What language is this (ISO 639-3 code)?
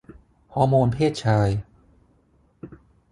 tha